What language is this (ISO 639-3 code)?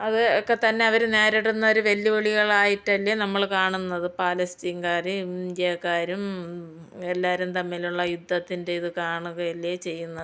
mal